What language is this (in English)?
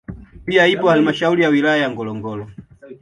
Swahili